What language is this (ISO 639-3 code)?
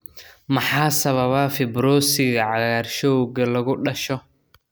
som